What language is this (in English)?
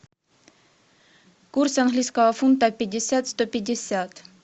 Russian